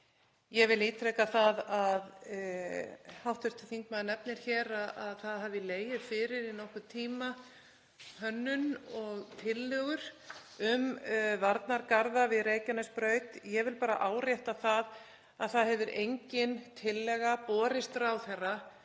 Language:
Icelandic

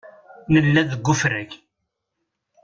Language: Kabyle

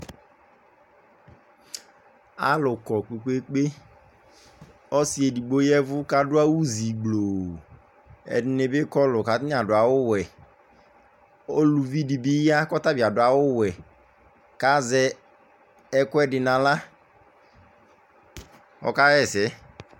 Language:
Ikposo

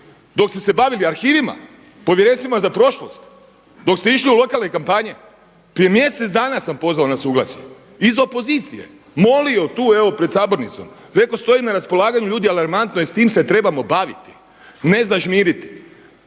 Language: Croatian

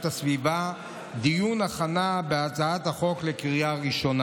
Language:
Hebrew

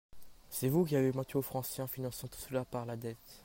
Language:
French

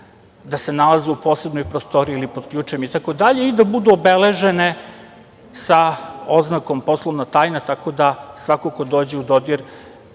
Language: Serbian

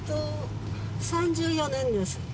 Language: Japanese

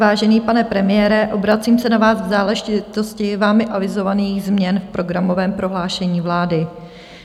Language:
Czech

